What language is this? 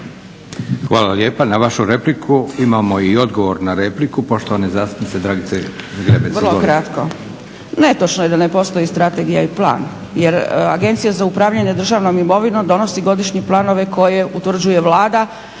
Croatian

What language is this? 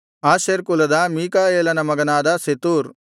Kannada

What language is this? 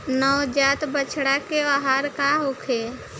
Bhojpuri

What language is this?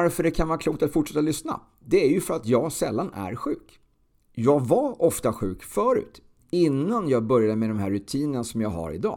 Swedish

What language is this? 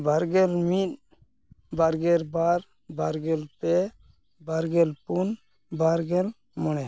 Santali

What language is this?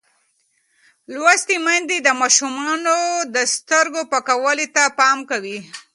Pashto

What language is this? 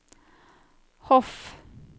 Norwegian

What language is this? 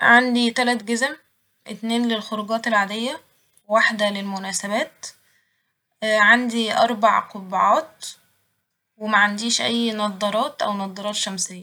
Egyptian Arabic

